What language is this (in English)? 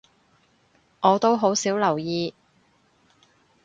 Cantonese